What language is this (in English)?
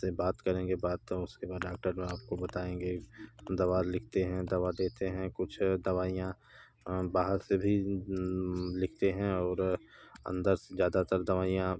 Hindi